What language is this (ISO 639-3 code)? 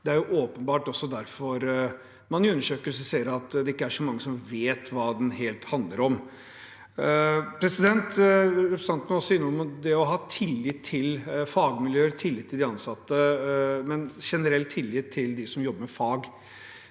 nor